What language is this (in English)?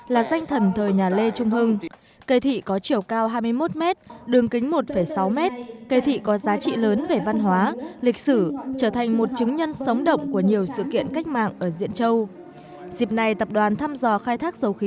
Vietnamese